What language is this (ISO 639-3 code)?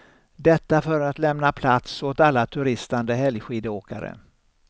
swe